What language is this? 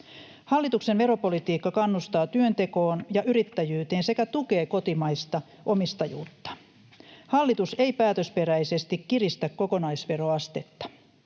Finnish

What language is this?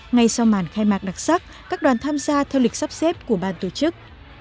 Vietnamese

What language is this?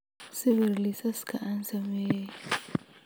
Somali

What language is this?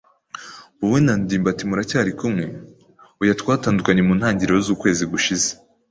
Kinyarwanda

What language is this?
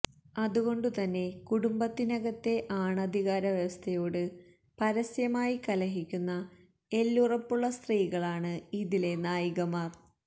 Malayalam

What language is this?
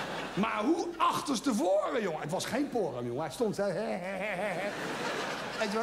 Dutch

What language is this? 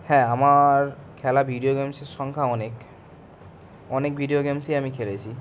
Bangla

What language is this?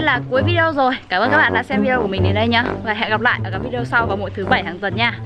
Vietnamese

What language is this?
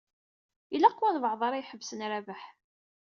Kabyle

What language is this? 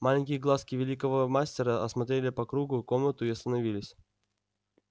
Russian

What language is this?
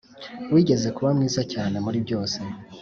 Kinyarwanda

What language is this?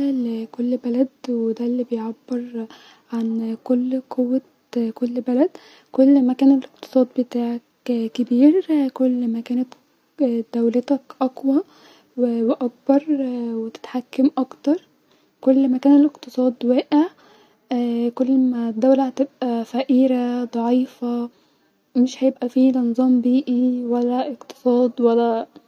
Egyptian Arabic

